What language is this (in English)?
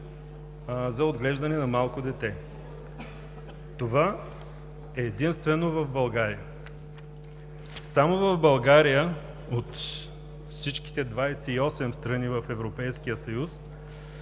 Bulgarian